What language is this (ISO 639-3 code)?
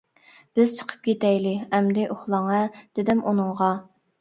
uig